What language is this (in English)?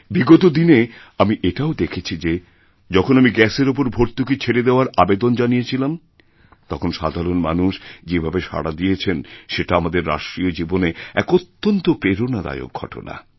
Bangla